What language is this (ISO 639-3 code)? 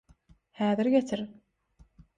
tuk